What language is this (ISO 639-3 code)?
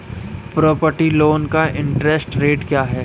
hin